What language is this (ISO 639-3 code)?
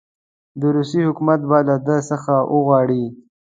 pus